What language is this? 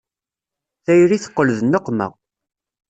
Kabyle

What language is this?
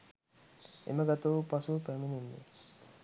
Sinhala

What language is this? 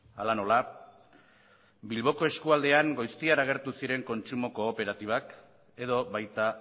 Basque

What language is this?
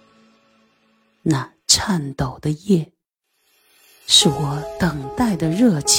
Chinese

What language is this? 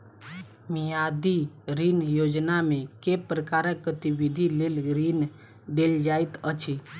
Maithili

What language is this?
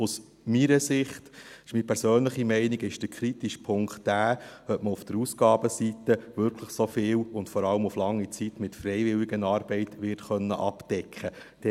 Swiss German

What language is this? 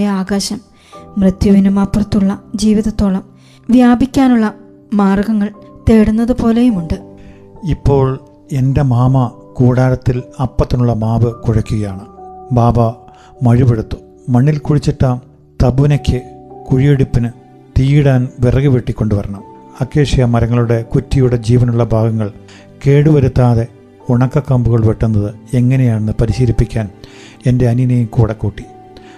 Malayalam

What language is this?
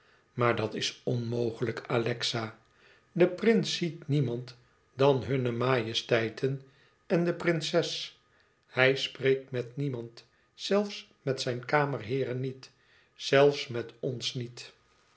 Dutch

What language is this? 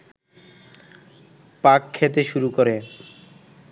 Bangla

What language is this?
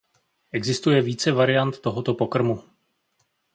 Czech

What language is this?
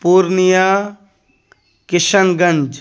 Urdu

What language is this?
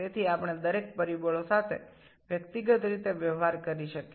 Bangla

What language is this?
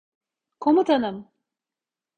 Turkish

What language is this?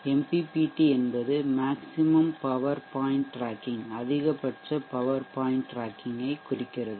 Tamil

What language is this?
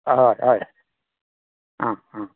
Konkani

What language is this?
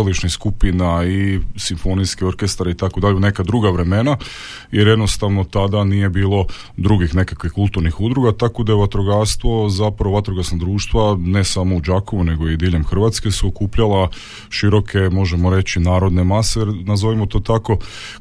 Croatian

